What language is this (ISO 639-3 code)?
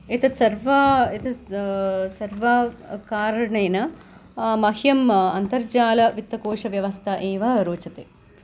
san